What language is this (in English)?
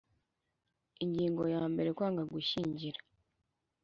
Kinyarwanda